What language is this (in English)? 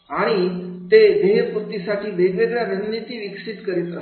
Marathi